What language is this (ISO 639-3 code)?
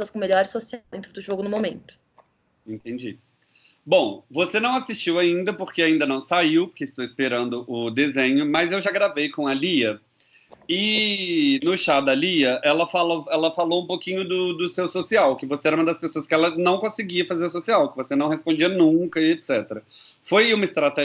por